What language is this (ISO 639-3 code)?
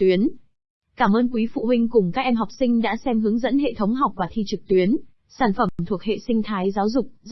vie